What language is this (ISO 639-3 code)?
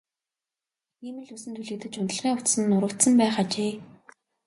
mon